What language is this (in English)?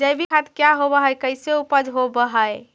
Magahi